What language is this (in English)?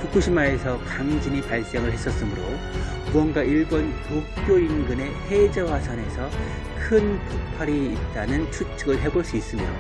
Korean